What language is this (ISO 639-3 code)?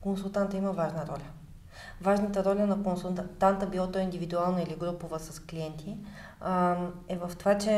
bul